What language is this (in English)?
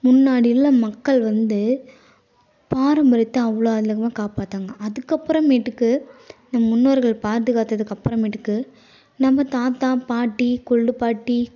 Tamil